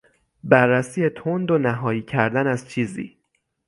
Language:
Persian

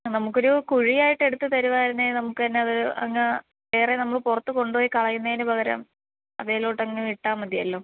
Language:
Malayalam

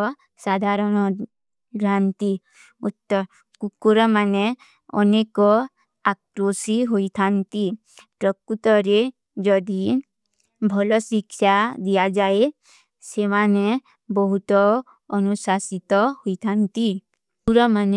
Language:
Kui (India)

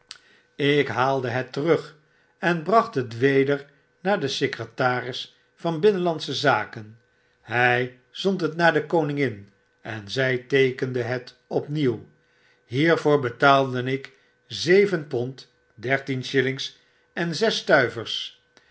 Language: Dutch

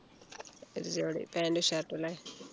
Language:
Malayalam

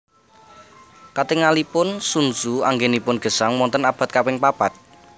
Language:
Javanese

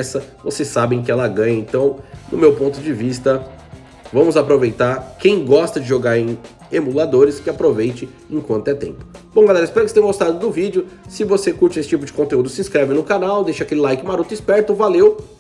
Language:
Portuguese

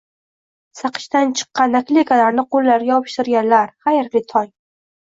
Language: Uzbek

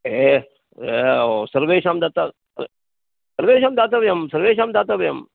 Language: Sanskrit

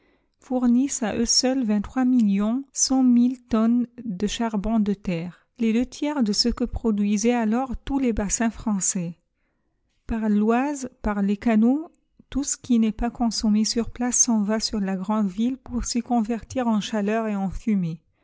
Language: French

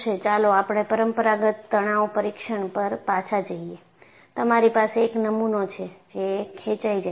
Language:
Gujarati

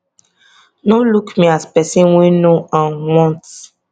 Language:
Nigerian Pidgin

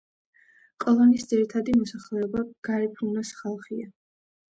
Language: Georgian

